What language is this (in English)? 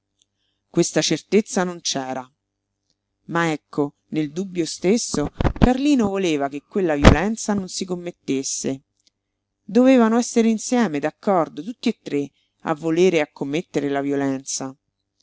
Italian